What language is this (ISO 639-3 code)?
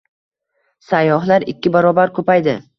uzb